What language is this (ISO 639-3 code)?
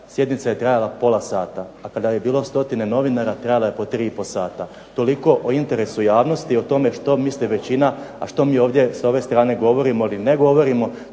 hrv